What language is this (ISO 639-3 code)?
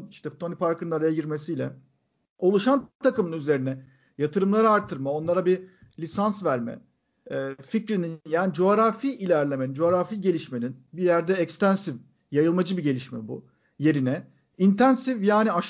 tur